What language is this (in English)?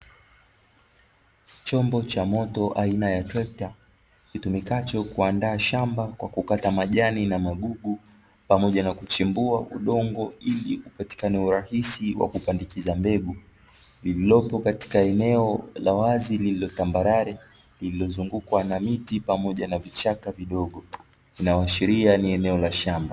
Swahili